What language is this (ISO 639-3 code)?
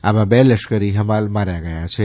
guj